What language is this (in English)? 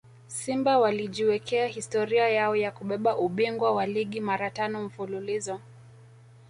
Swahili